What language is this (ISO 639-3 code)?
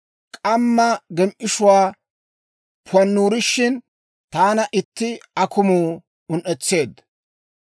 dwr